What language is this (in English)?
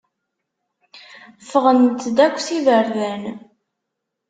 Kabyle